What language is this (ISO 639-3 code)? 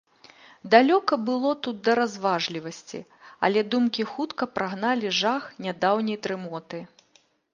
bel